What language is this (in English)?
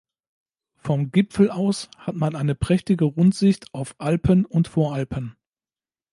German